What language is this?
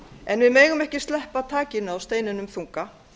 Icelandic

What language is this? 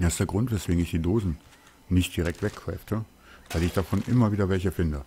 German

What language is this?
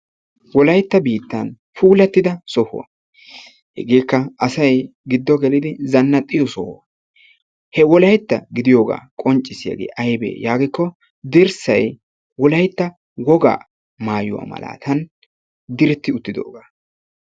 Wolaytta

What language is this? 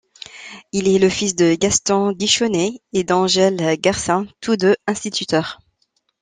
French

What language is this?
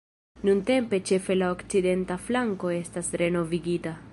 Esperanto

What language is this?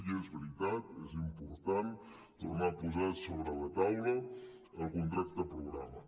Catalan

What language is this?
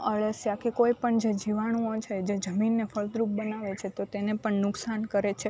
Gujarati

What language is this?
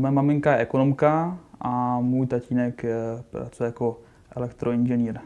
Czech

